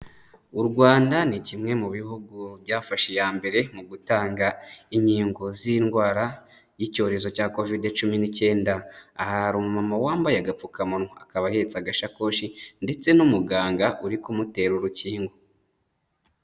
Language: Kinyarwanda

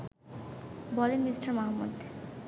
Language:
Bangla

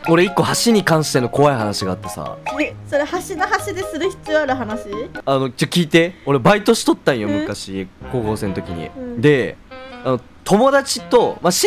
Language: Japanese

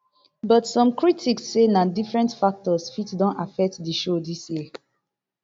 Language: Nigerian Pidgin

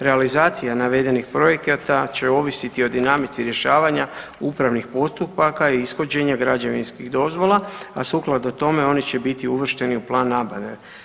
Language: Croatian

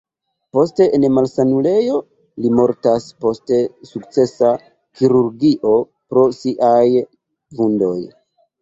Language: Esperanto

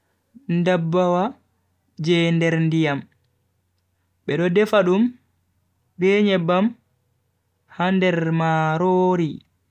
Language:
Bagirmi Fulfulde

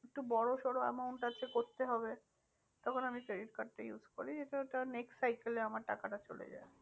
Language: Bangla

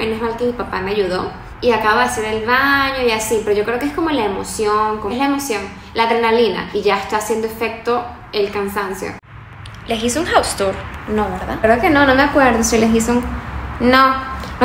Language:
Spanish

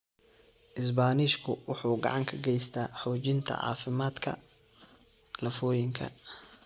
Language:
Somali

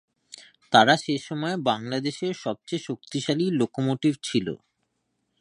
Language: Bangla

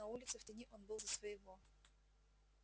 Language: Russian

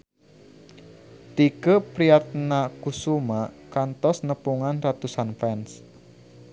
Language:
Sundanese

